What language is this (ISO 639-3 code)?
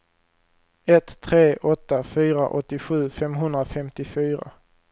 swe